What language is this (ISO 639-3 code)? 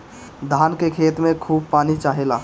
bho